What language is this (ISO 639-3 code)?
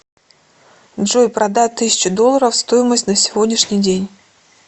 rus